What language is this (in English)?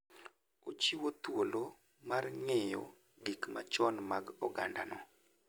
Luo (Kenya and Tanzania)